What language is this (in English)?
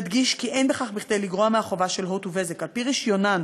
Hebrew